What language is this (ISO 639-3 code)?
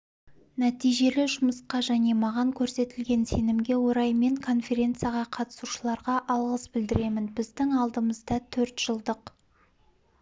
kaz